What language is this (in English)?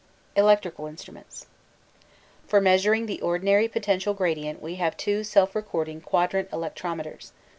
English